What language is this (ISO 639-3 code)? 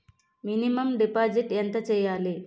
tel